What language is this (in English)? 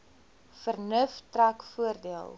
Afrikaans